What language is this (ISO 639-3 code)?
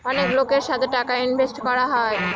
ben